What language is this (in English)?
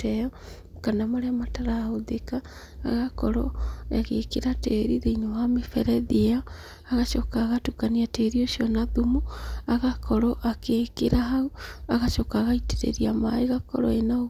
Kikuyu